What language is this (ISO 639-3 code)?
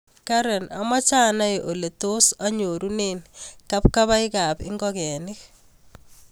kln